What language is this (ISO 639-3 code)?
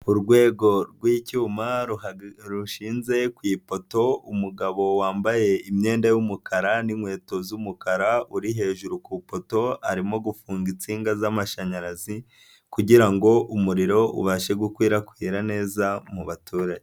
kin